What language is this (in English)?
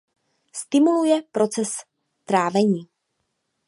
Czech